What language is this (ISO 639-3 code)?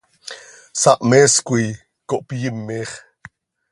sei